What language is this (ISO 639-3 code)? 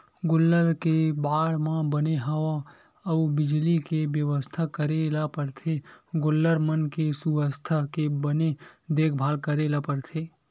hne